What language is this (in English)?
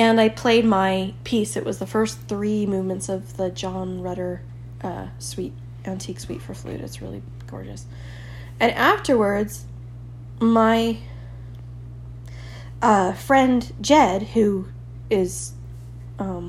English